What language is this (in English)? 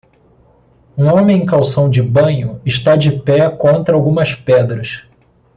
Portuguese